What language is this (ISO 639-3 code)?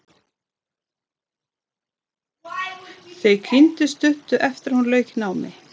isl